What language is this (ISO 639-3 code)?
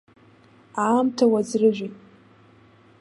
abk